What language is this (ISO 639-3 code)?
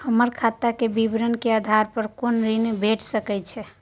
mai